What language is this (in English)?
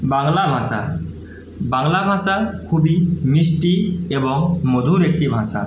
Bangla